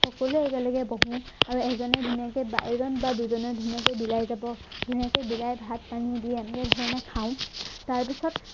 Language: Assamese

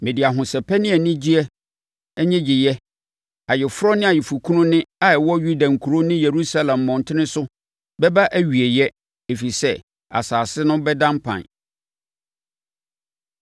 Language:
Akan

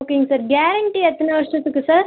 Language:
Tamil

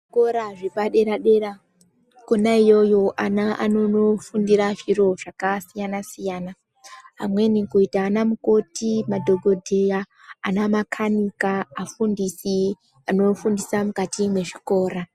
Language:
Ndau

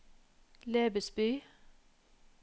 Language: Norwegian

